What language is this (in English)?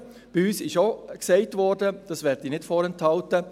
Swiss German